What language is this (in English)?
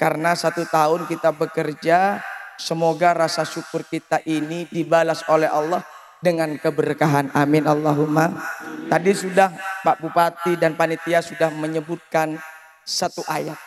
Indonesian